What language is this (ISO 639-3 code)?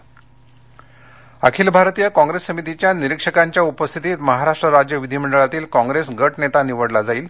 mar